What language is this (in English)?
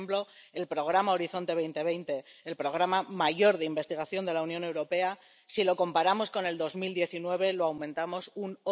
Spanish